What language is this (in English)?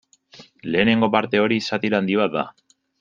Basque